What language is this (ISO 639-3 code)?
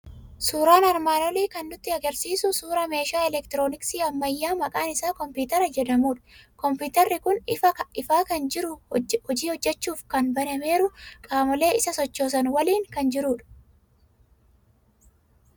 orm